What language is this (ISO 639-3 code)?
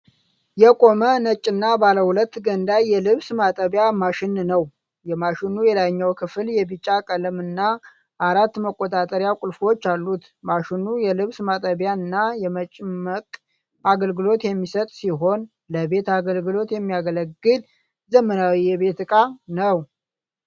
amh